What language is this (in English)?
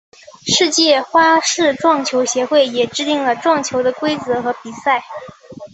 Chinese